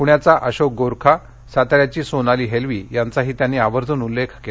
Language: Marathi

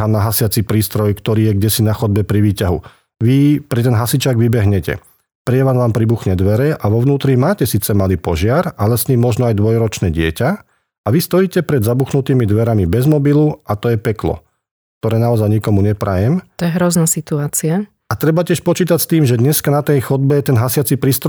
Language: Slovak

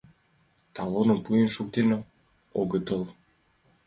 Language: Mari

